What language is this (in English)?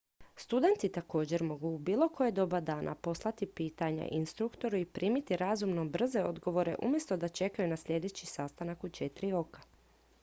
Croatian